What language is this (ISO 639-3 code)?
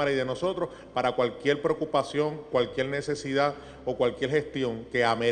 spa